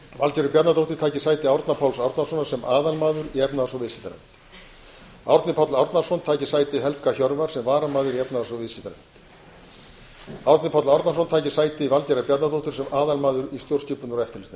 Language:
Icelandic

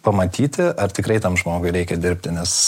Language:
Lithuanian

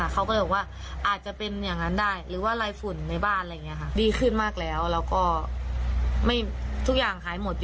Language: Thai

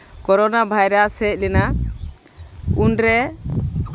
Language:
Santali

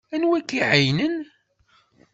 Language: Kabyle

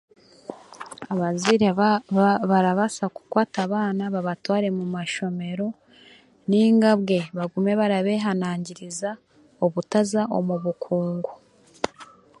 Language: Chiga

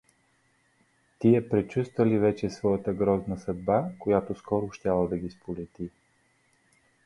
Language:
Bulgarian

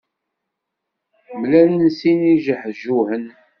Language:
Kabyle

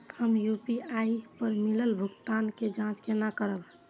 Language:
Maithili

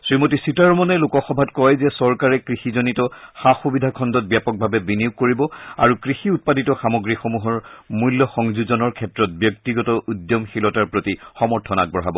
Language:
Assamese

